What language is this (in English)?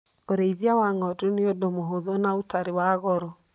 Kikuyu